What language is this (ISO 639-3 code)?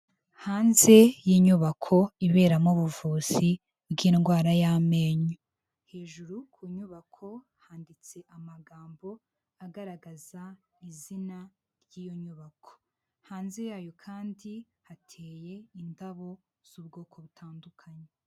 kin